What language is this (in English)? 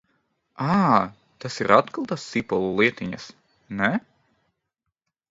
Latvian